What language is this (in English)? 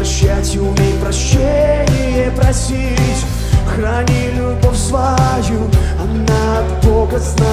Russian